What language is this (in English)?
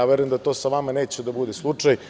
Serbian